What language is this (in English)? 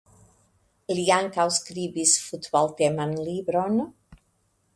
Esperanto